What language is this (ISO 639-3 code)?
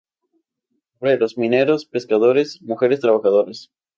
spa